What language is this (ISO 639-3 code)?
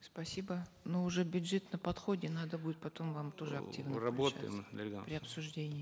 kaz